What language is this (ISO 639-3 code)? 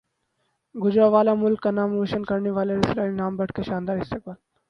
urd